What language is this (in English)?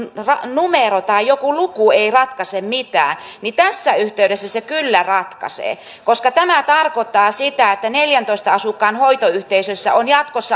Finnish